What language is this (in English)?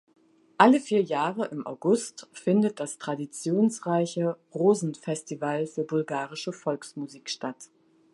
German